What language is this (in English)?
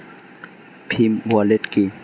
Bangla